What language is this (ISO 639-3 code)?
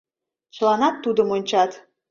chm